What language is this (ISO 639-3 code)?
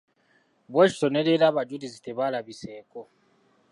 lug